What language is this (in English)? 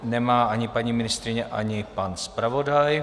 Czech